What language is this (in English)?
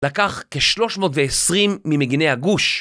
Hebrew